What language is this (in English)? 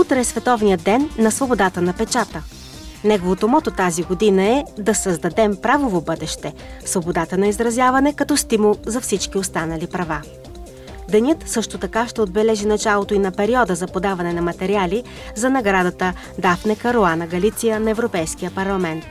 Bulgarian